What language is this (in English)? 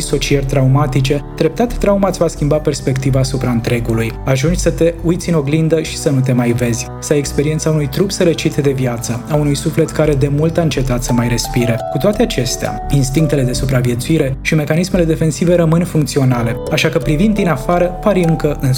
Romanian